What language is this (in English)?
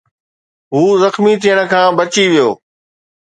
Sindhi